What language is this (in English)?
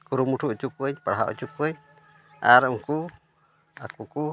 Santali